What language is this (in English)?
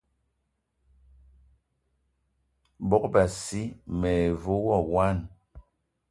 Eton (Cameroon)